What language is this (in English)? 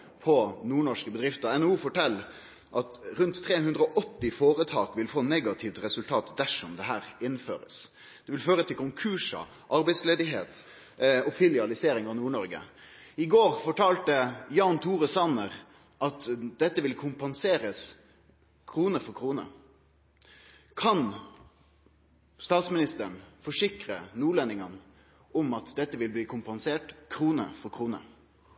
Norwegian Nynorsk